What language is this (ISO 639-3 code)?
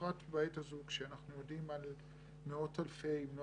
heb